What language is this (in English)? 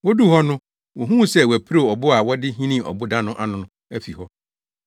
Akan